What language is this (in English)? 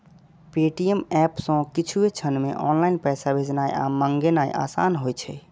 Maithili